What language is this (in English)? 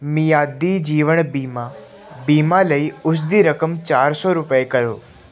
Punjabi